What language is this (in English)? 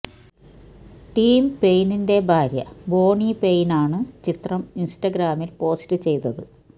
Malayalam